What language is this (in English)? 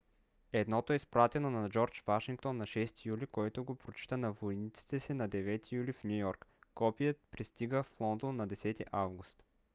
Bulgarian